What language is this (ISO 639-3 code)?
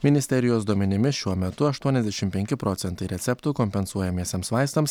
lit